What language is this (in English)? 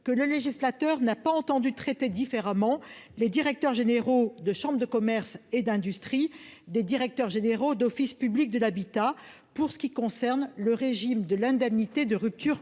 French